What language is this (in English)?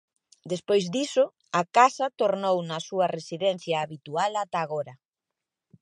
Galician